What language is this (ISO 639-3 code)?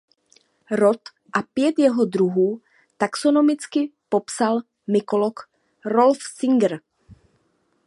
ces